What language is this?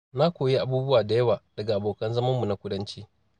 Hausa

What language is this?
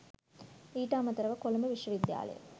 Sinhala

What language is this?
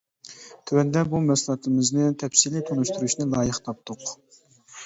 Uyghur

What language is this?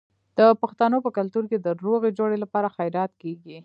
Pashto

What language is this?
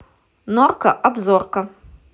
Russian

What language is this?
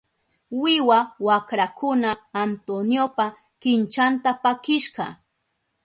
Southern Pastaza Quechua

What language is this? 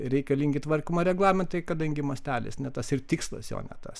Lithuanian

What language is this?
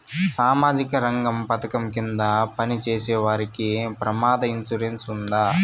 Telugu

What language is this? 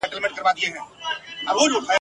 Pashto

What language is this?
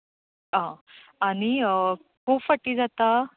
Konkani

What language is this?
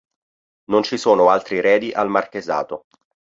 Italian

